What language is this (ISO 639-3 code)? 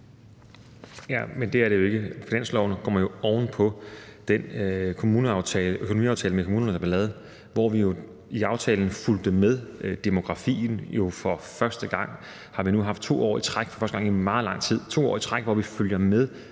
dan